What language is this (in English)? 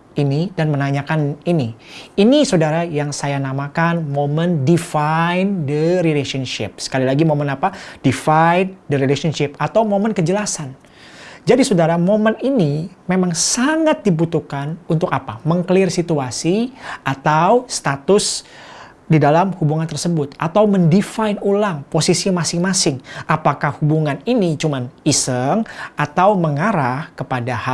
Indonesian